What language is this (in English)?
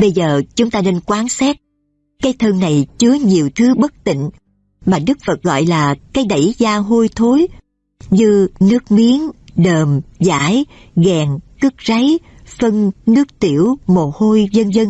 Vietnamese